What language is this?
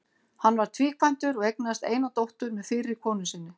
Icelandic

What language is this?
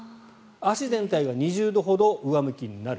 Japanese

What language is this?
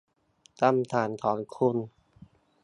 Thai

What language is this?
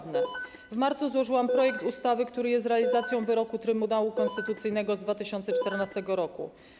Polish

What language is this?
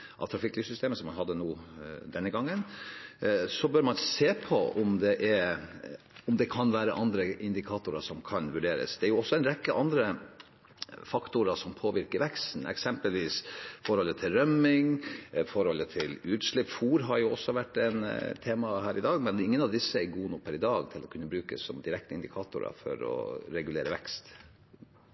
Norwegian Bokmål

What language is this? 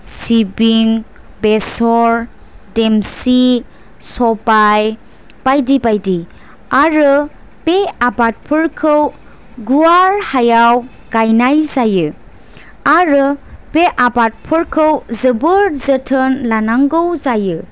Bodo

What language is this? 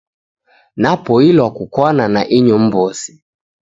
Taita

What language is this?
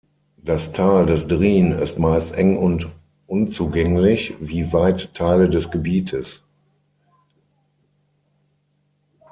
German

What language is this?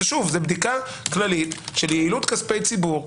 Hebrew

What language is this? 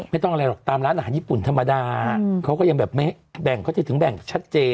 Thai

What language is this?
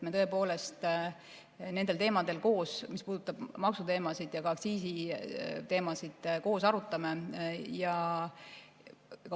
Estonian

